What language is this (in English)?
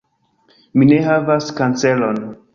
Esperanto